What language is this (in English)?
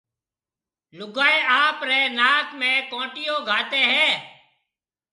Marwari (Pakistan)